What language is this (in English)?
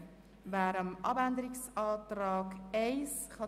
Swiss German